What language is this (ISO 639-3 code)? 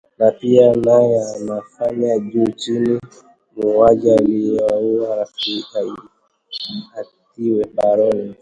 swa